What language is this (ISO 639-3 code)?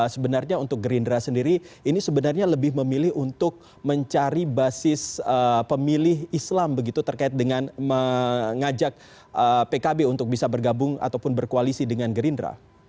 ind